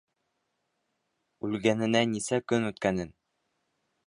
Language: Bashkir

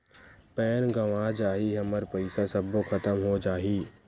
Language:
Chhattisgarhi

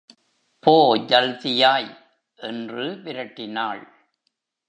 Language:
Tamil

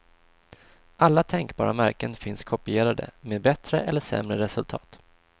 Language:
Swedish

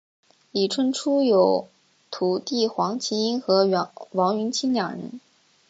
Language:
Chinese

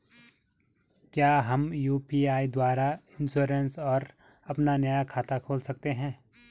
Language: Hindi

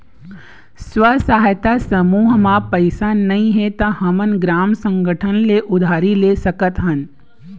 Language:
Chhattisgarhi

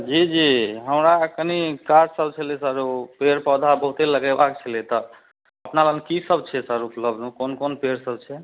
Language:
Maithili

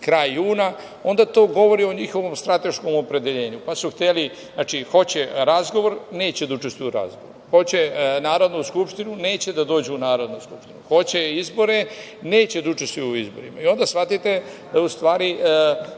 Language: Serbian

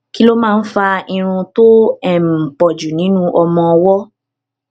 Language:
Yoruba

